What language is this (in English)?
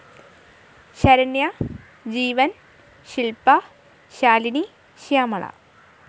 Malayalam